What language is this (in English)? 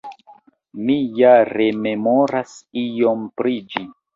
Esperanto